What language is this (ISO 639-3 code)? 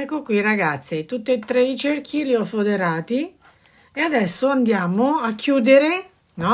ita